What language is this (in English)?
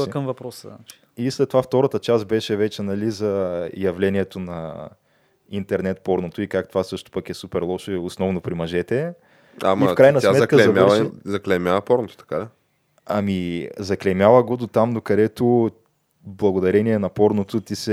Bulgarian